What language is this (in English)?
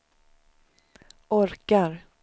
Swedish